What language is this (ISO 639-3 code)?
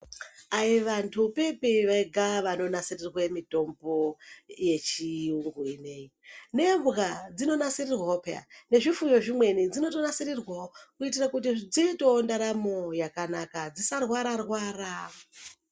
ndc